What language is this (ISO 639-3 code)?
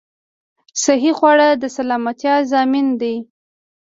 pus